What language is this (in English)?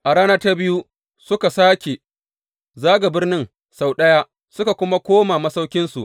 Hausa